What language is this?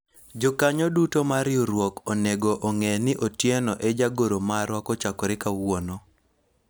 Luo (Kenya and Tanzania)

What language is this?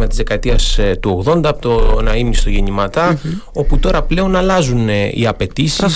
Greek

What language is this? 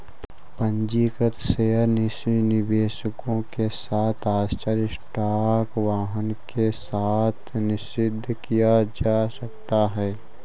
Hindi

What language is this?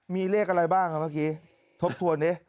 Thai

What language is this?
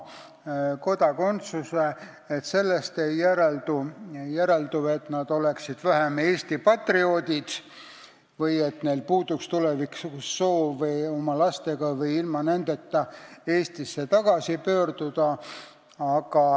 Estonian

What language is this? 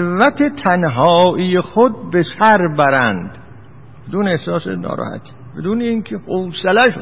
Persian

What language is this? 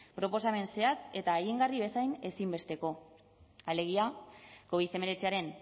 Basque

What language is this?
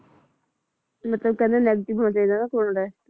Punjabi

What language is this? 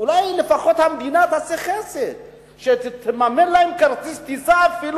Hebrew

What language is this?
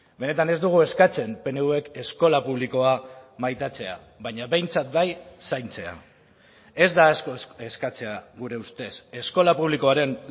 Basque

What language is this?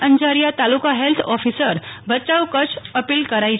Gujarati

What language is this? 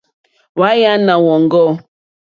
Mokpwe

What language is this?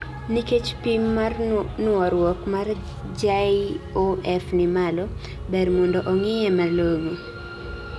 Luo (Kenya and Tanzania)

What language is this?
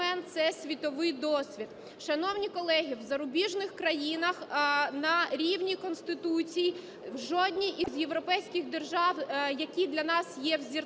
Ukrainian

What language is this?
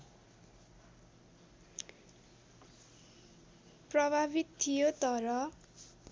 Nepali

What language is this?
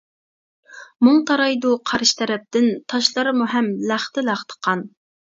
Uyghur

